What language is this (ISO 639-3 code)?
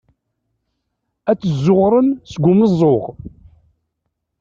kab